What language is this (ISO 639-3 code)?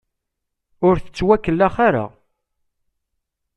kab